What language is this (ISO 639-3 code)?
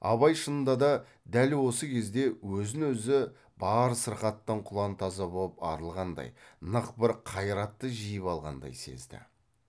kaz